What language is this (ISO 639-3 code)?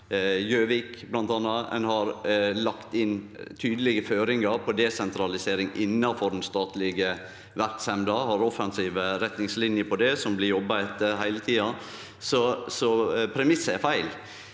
nor